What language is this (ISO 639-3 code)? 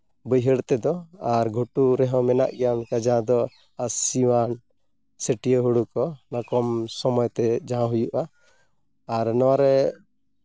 sat